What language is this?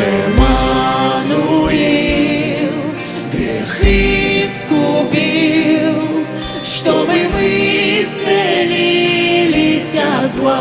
Russian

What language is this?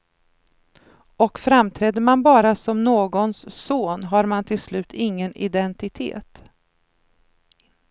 Swedish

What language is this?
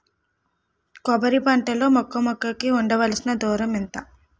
Telugu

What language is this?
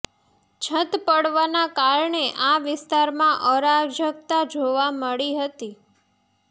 Gujarati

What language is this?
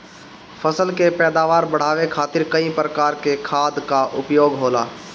Bhojpuri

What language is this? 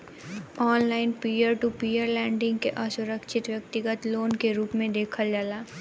Bhojpuri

